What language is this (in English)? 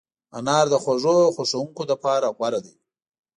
Pashto